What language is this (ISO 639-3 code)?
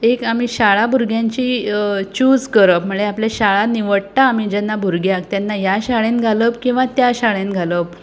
kok